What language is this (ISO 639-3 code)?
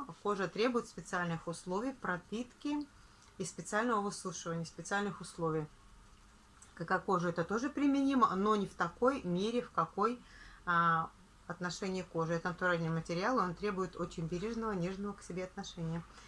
rus